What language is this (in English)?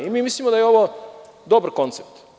Serbian